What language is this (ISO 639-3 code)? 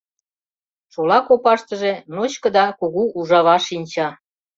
chm